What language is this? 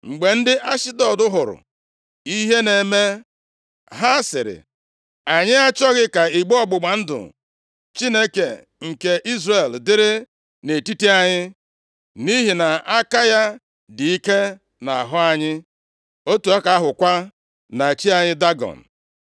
Igbo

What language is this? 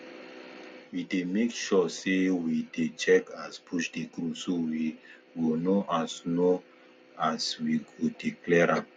Nigerian Pidgin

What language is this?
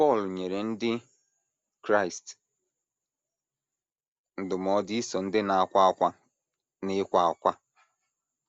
Igbo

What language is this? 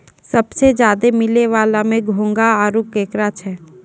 Maithili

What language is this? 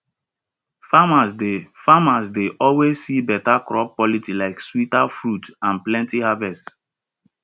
Nigerian Pidgin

